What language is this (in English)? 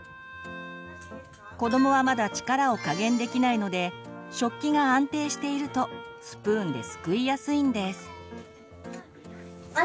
Japanese